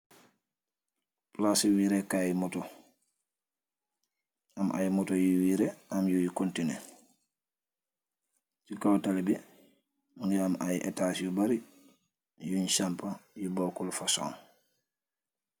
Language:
Wolof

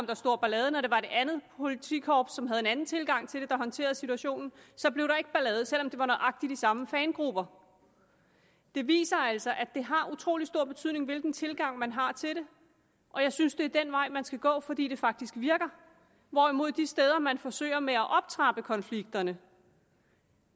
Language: Danish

